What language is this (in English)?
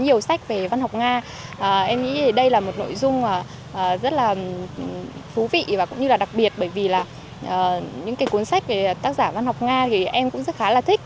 Vietnamese